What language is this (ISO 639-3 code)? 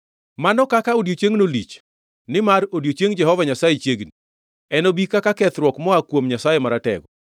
luo